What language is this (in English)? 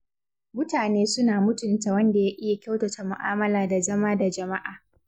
Hausa